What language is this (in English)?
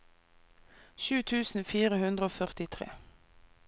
Norwegian